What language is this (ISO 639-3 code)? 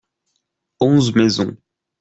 fra